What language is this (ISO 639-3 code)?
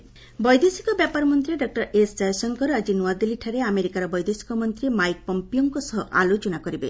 ori